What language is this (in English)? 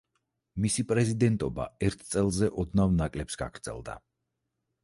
Georgian